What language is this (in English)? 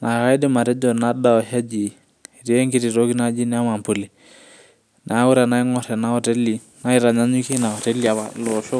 Masai